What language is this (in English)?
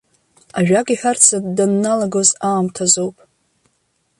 Abkhazian